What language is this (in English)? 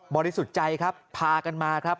Thai